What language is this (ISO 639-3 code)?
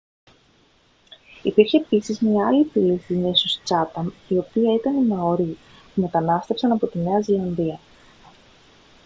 ell